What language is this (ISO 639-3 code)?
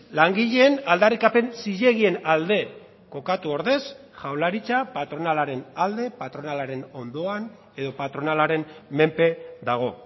eus